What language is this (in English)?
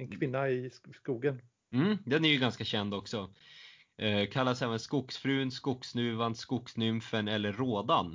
Swedish